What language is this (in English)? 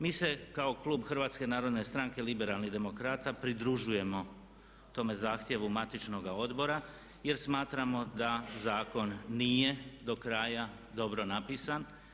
Croatian